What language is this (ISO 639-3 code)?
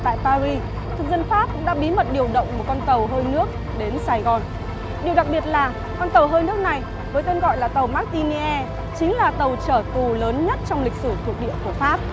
vie